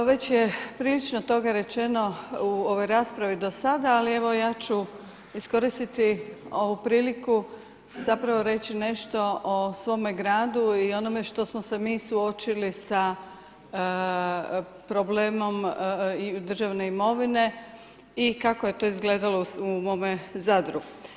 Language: Croatian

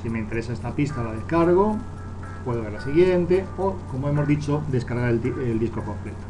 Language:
Spanish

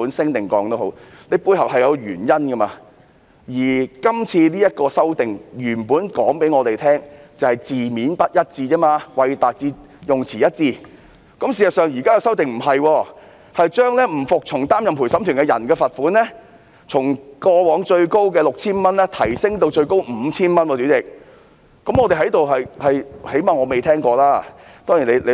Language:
Cantonese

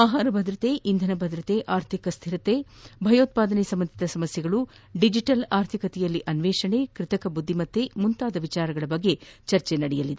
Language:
Kannada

